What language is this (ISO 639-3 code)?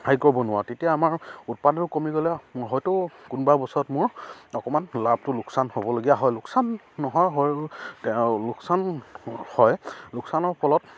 asm